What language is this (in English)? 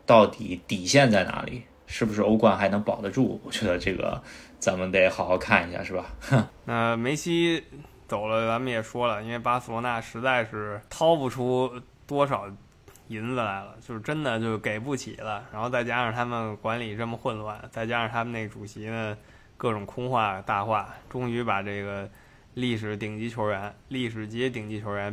Chinese